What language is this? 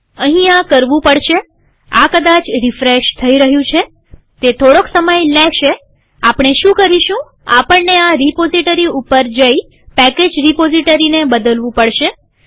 Gujarati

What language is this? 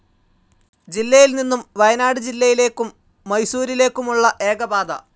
Malayalam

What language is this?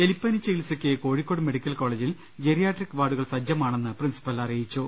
Malayalam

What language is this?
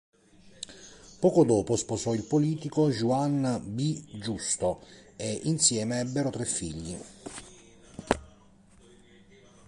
Italian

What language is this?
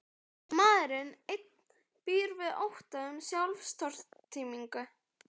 Icelandic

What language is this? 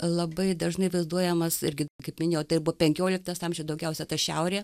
Lithuanian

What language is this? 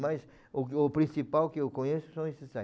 Portuguese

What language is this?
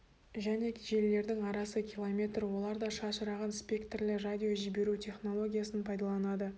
Kazakh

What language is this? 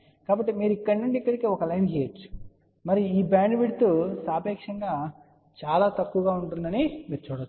Telugu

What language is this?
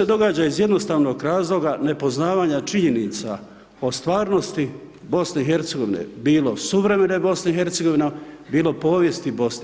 Croatian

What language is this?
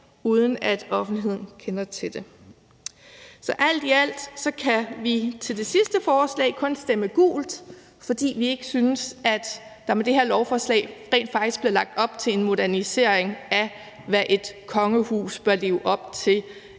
Danish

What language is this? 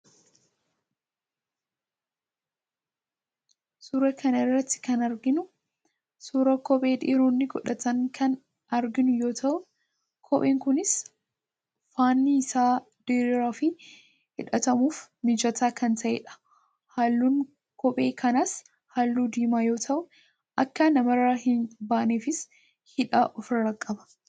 Oromo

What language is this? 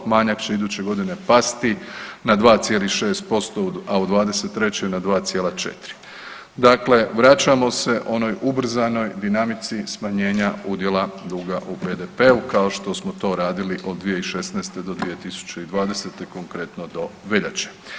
Croatian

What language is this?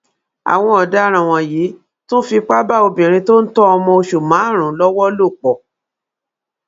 Yoruba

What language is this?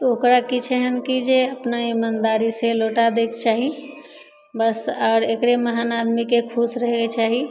Maithili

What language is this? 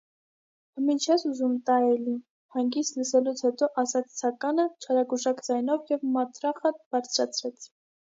Armenian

